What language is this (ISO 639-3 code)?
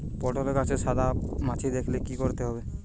ben